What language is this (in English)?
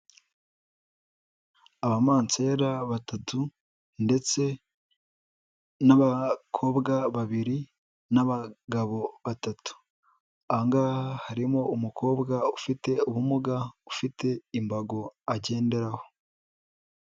Kinyarwanda